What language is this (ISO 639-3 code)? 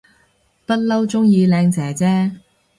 yue